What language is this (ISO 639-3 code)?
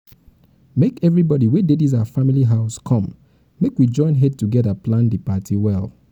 pcm